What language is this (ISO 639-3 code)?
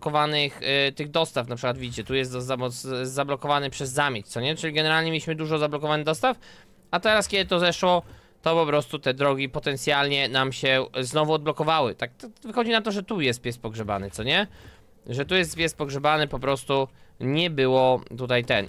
pol